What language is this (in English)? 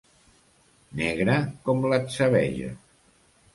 Catalan